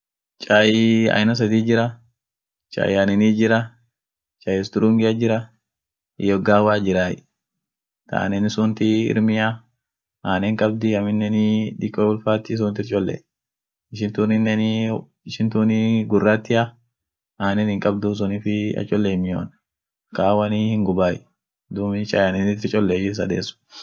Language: Orma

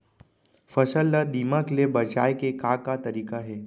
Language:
Chhattisgarhi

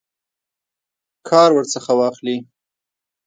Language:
Pashto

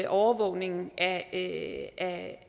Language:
Danish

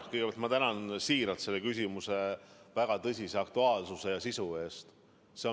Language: Estonian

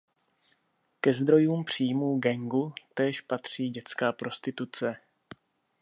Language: Czech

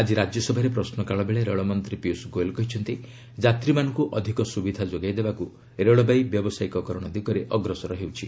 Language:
Odia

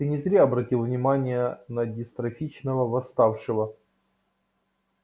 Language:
Russian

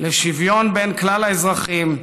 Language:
Hebrew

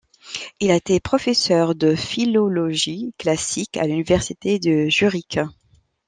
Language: French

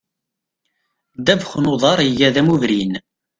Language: Kabyle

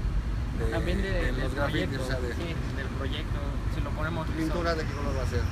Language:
Spanish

